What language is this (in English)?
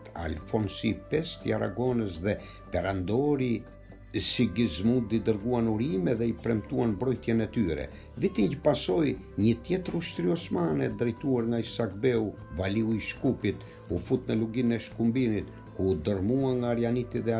Romanian